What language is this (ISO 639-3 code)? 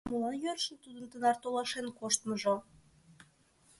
chm